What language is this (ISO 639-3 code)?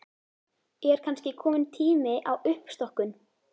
isl